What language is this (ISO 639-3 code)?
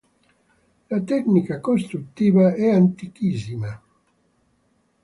ita